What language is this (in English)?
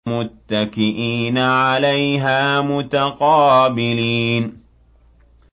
Arabic